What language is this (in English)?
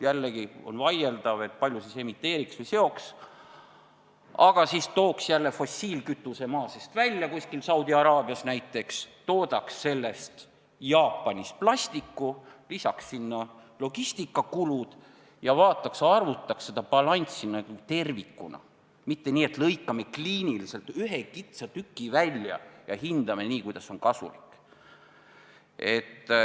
Estonian